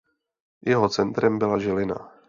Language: Czech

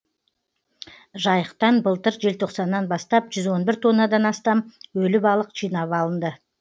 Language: Kazakh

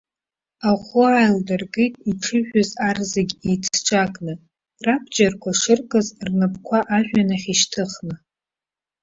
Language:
Abkhazian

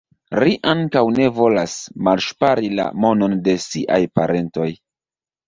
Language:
Esperanto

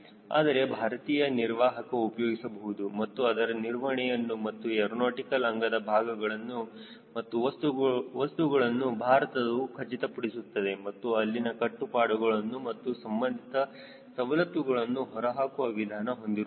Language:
Kannada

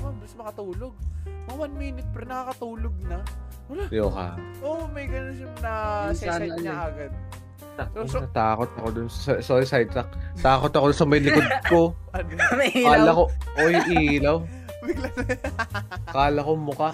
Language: Filipino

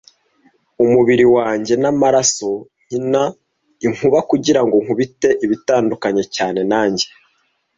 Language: Kinyarwanda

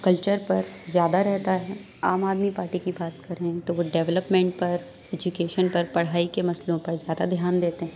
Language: Urdu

